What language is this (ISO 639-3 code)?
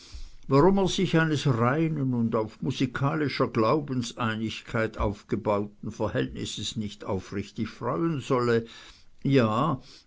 deu